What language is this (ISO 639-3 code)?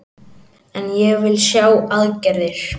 isl